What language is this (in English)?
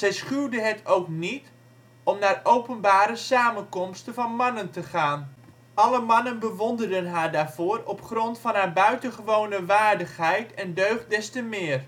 Dutch